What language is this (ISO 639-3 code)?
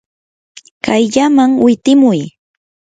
qur